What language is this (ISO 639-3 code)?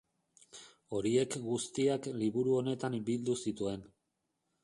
eus